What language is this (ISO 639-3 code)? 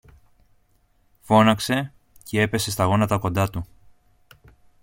ell